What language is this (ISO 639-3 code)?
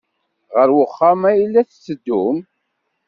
kab